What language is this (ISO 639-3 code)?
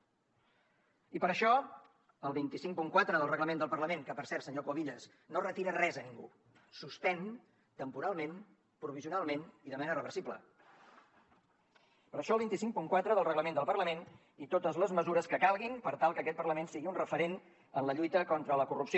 cat